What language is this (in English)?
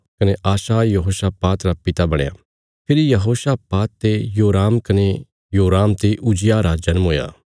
Bilaspuri